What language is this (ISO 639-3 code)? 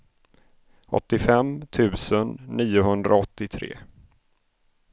swe